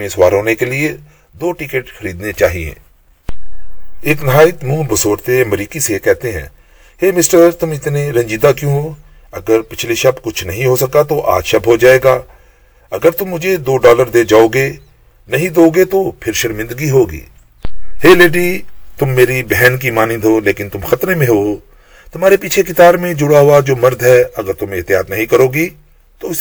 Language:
Urdu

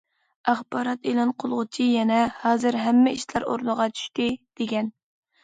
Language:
Uyghur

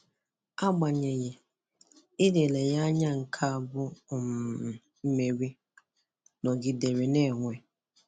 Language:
Igbo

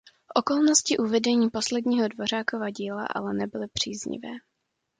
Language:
Czech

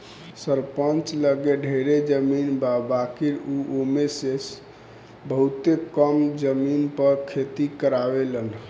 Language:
Bhojpuri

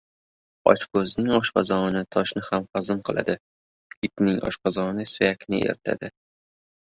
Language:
Uzbek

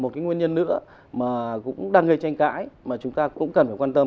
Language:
Vietnamese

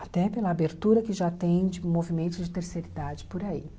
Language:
Portuguese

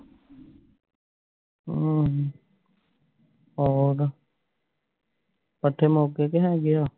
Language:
Punjabi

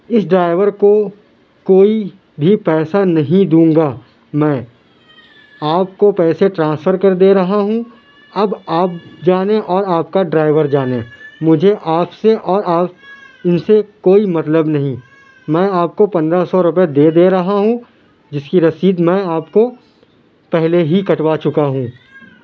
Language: Urdu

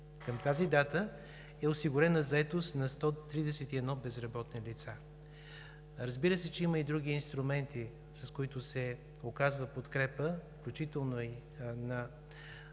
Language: Bulgarian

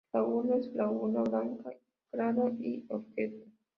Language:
Spanish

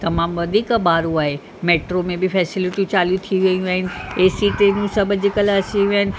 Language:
Sindhi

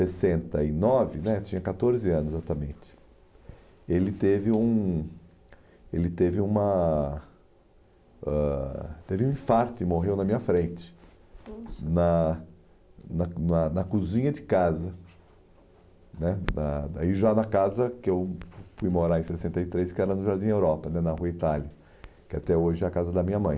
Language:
Portuguese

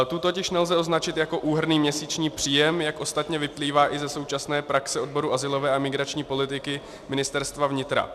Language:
Czech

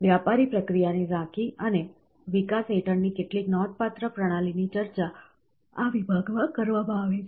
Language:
Gujarati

